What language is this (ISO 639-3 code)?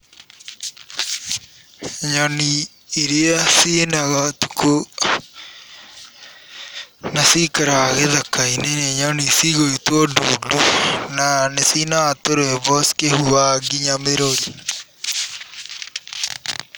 kik